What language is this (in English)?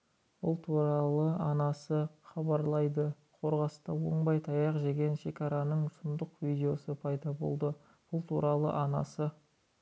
Kazakh